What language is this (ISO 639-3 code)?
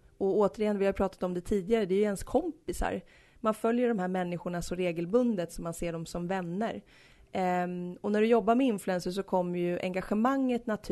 swe